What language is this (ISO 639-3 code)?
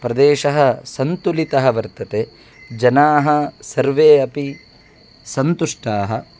san